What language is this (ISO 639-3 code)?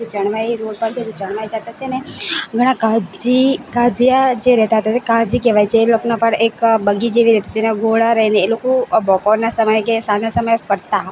guj